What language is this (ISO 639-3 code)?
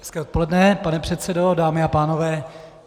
ces